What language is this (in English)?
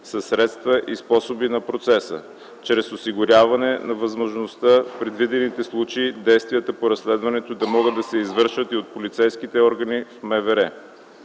Bulgarian